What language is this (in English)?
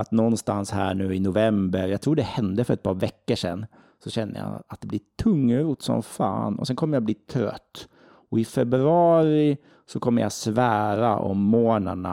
Swedish